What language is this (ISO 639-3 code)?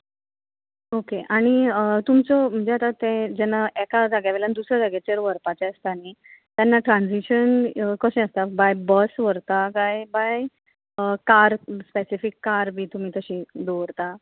kok